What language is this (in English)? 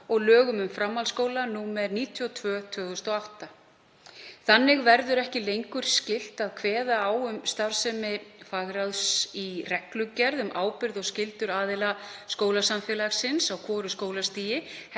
Icelandic